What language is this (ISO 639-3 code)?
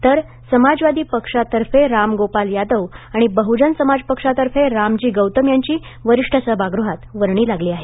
mar